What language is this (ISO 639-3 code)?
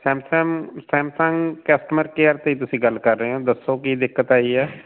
pan